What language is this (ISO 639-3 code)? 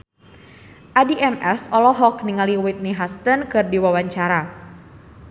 sun